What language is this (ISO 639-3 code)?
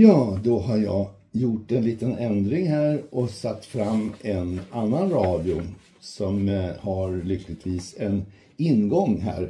swe